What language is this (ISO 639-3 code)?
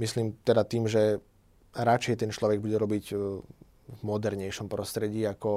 slk